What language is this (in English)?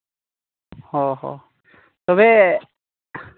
Santali